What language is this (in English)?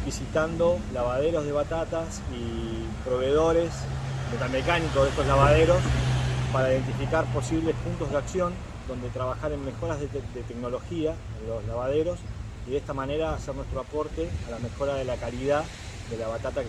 Spanish